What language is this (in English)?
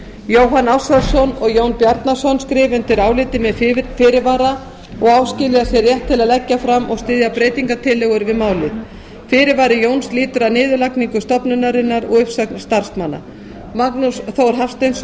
Icelandic